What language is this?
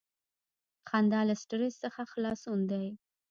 Pashto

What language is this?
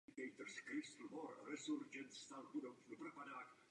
Czech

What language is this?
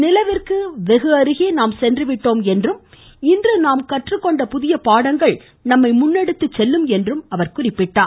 Tamil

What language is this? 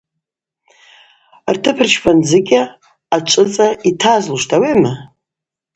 Abaza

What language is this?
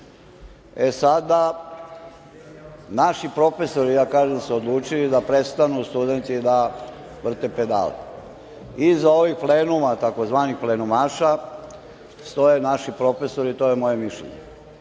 Serbian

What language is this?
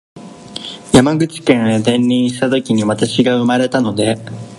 Japanese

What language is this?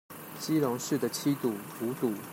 Chinese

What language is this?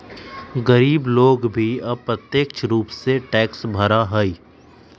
Magahi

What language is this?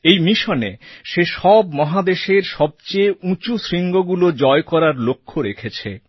Bangla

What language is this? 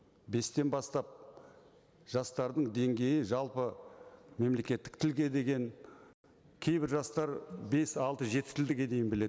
Kazakh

